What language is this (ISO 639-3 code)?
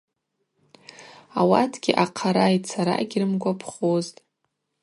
abq